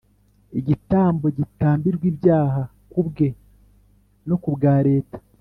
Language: Kinyarwanda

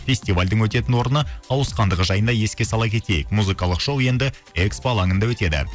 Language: Kazakh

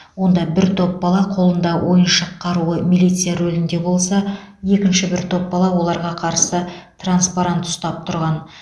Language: Kazakh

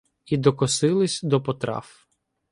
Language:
Ukrainian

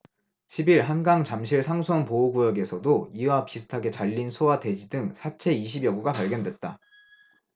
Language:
Korean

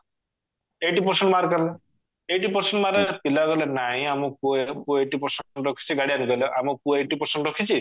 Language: Odia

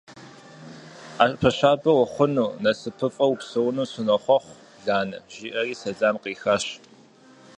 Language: Kabardian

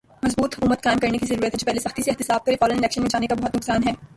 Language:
Urdu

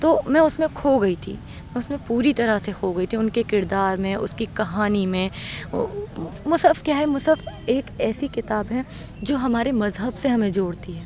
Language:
Urdu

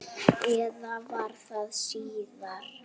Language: Icelandic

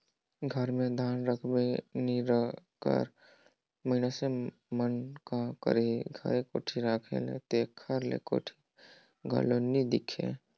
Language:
Chhattisgarhi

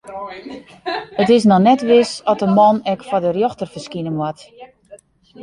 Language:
Western Frisian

